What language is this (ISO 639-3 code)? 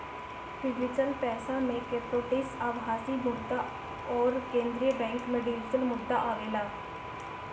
bho